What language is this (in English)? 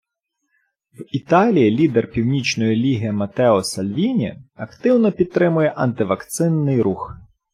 Ukrainian